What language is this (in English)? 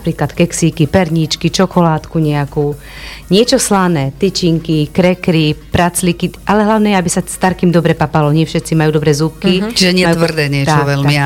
Slovak